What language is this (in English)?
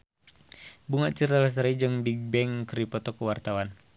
Sundanese